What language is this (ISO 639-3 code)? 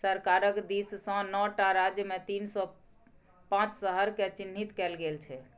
mai